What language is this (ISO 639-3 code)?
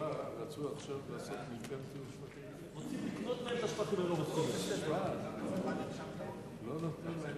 heb